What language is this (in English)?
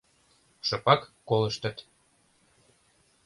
Mari